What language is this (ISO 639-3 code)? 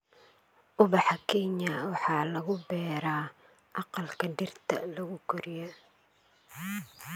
som